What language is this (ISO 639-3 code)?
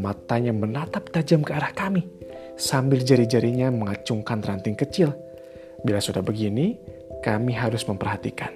ind